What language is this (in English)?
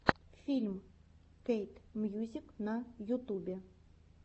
Russian